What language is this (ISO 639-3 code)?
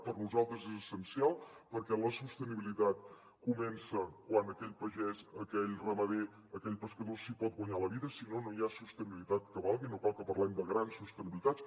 cat